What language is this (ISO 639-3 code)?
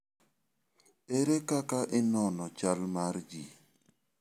luo